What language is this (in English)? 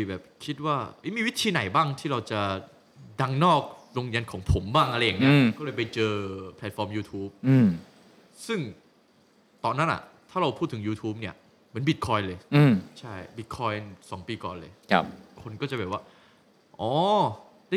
Thai